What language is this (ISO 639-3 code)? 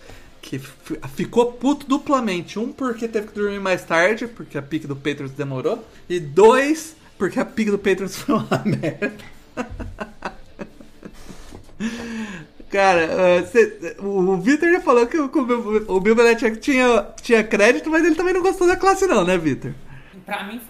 por